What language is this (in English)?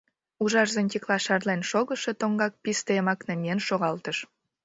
Mari